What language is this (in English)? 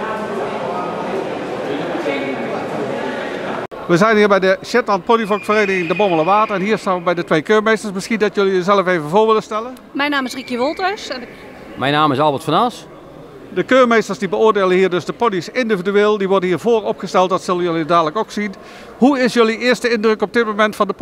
Dutch